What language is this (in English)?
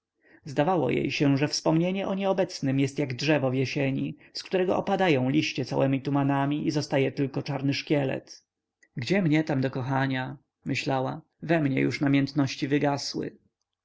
Polish